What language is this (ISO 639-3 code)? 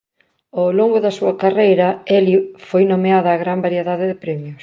glg